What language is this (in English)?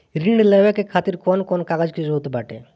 Bhojpuri